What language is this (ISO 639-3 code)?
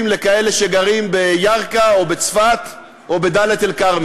heb